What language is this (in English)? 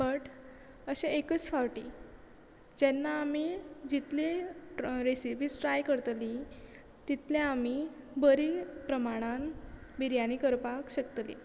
Konkani